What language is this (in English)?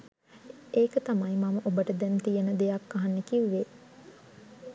Sinhala